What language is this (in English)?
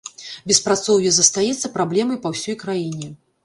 Belarusian